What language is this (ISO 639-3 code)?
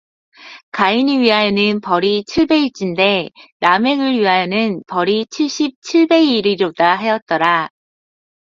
kor